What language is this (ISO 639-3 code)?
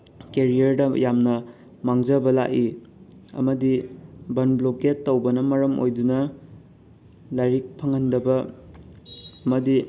mni